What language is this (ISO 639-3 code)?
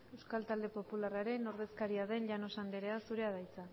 eus